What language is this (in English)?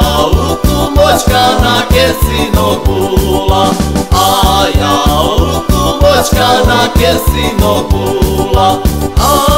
Romanian